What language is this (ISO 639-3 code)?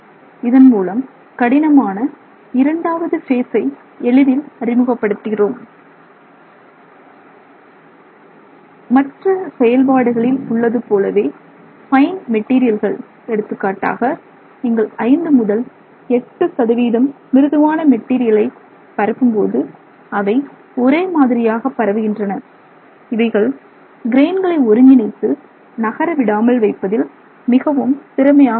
tam